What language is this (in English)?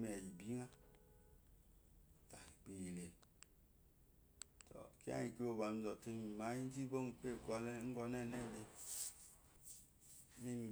Eloyi